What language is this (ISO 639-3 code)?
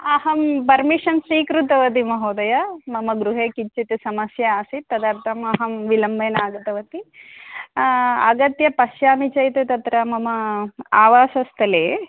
san